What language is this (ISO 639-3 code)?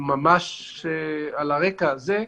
heb